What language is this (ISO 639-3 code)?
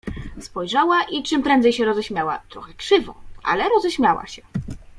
pol